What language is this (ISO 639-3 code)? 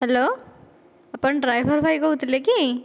ori